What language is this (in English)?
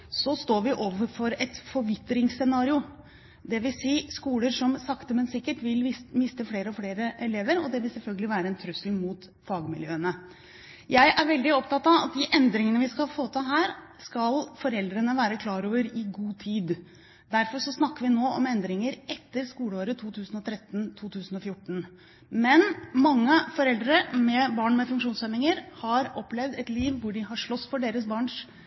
Norwegian Bokmål